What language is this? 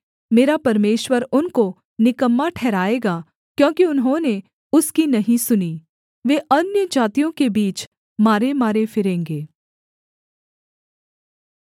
Hindi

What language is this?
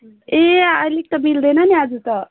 Nepali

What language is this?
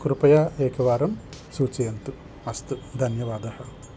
Sanskrit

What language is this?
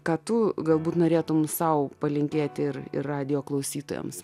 Lithuanian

